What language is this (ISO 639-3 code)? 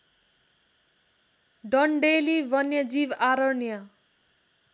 nep